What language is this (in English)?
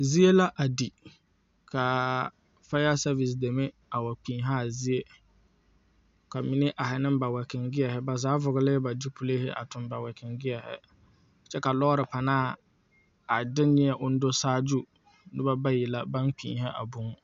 Southern Dagaare